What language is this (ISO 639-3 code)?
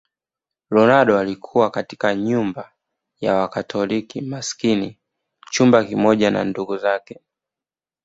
swa